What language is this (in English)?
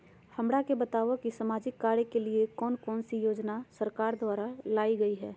Magahi